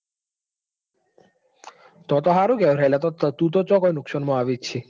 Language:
Gujarati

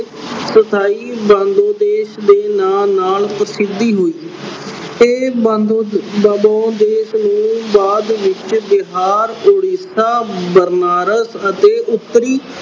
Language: Punjabi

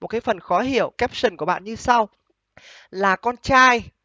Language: Vietnamese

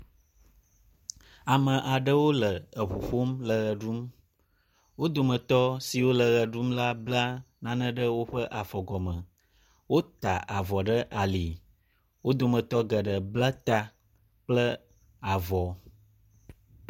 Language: Ewe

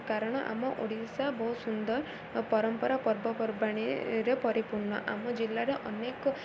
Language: Odia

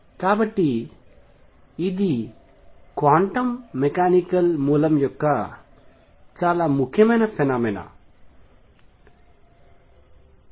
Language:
Telugu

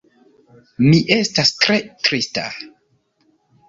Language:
Esperanto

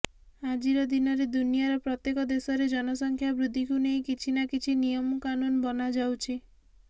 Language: Odia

